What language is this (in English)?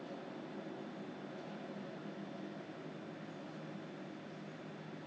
English